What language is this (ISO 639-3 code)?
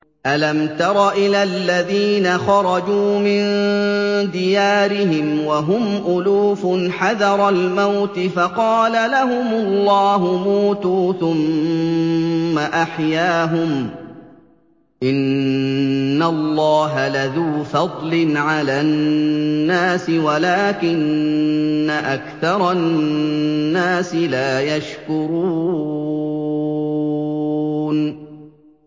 ara